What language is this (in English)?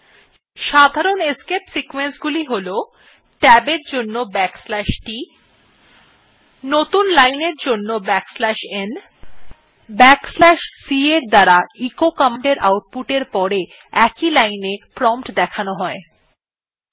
Bangla